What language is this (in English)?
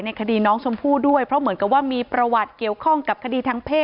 Thai